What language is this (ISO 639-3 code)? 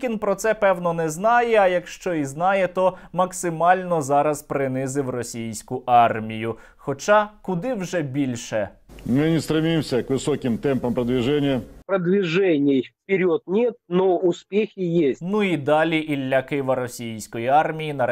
ukr